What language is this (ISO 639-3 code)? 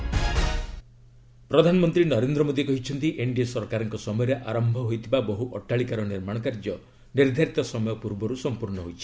ori